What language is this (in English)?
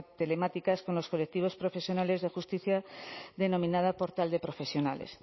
Spanish